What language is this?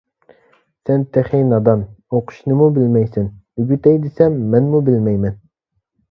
Uyghur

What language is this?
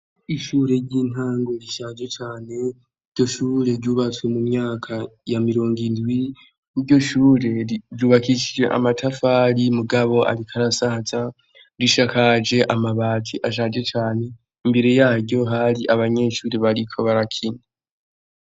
Rundi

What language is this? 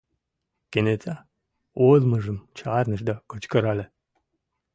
Mari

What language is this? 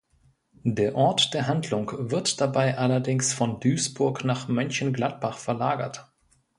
German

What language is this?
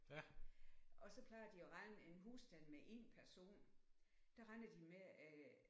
Danish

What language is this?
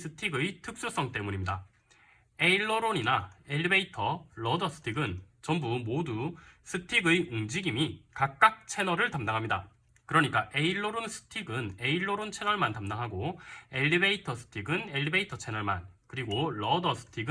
Korean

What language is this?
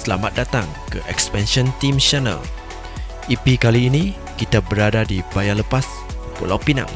Malay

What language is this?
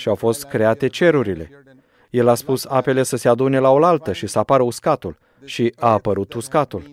Romanian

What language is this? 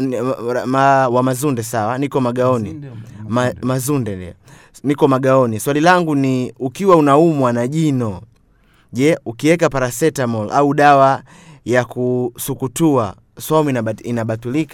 Swahili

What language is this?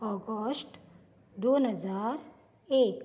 Konkani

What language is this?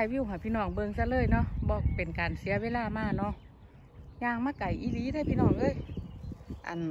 Thai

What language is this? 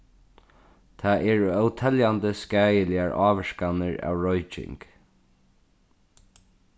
Faroese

